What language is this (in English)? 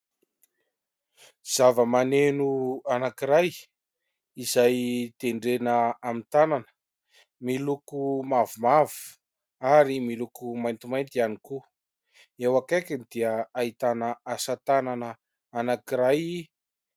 Malagasy